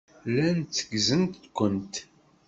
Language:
Kabyle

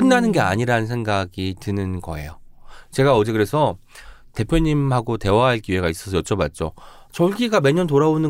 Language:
Korean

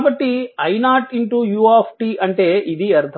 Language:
Telugu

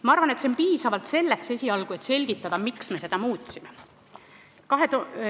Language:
Estonian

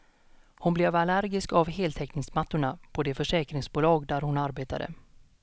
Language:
Swedish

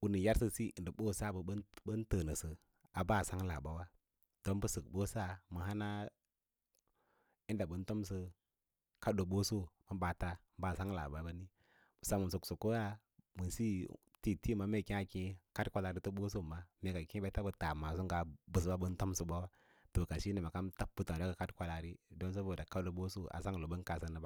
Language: Lala-Roba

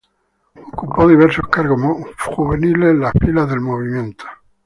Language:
Spanish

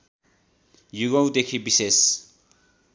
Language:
Nepali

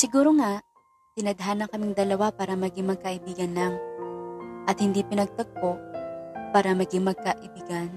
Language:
Filipino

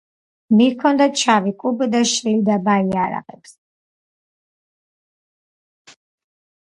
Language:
Georgian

